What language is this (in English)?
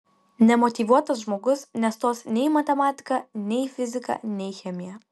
Lithuanian